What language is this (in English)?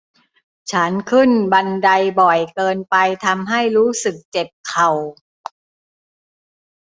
Thai